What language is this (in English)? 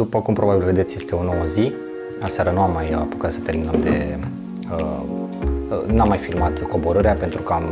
Romanian